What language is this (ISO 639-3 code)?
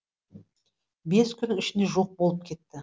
kaz